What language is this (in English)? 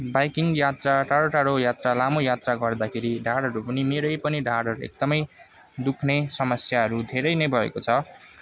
Nepali